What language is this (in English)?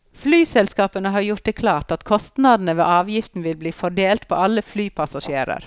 Norwegian